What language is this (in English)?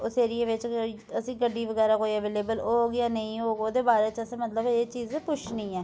Dogri